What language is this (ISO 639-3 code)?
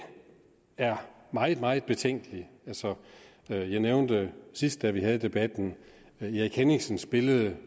dan